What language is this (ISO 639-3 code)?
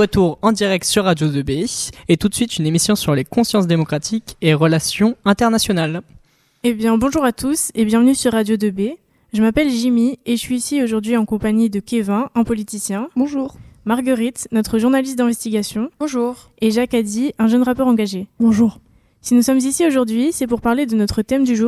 fra